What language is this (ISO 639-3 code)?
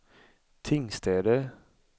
swe